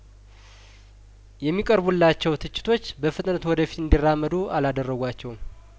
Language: Amharic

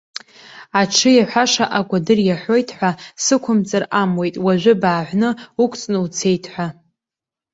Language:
Abkhazian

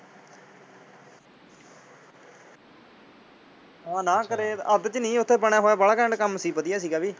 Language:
Punjabi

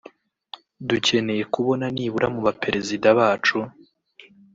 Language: Kinyarwanda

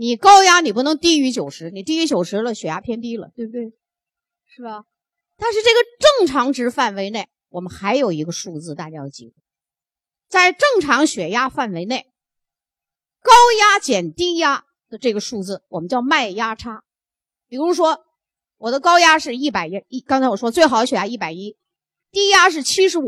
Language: Chinese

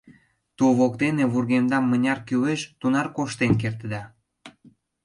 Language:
Mari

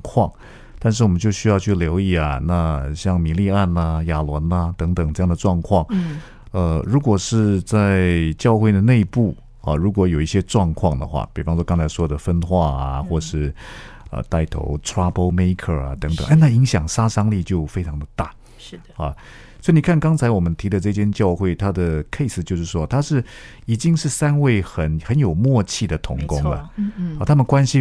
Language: Chinese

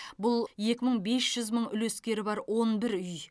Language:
Kazakh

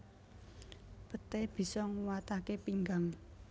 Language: Javanese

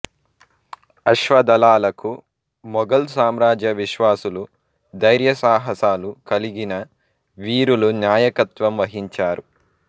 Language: Telugu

